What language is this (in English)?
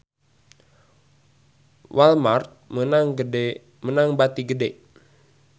Sundanese